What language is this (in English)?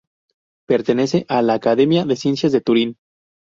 Spanish